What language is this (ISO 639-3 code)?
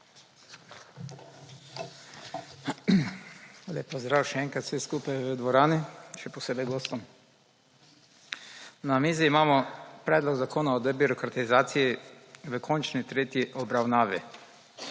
slv